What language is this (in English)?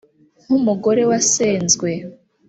Kinyarwanda